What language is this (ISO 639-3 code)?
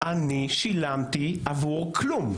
heb